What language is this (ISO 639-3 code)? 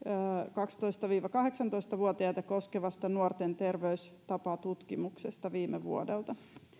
fin